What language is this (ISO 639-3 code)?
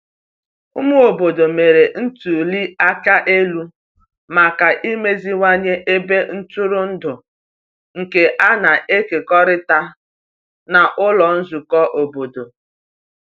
ibo